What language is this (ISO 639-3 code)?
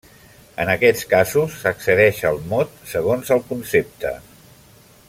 cat